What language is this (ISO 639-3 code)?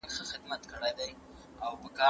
pus